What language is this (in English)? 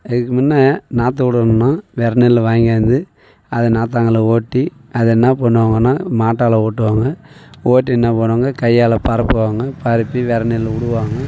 Tamil